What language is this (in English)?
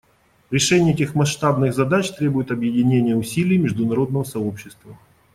Russian